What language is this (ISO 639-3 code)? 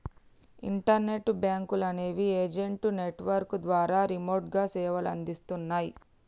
tel